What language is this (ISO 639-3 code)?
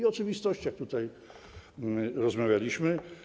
pol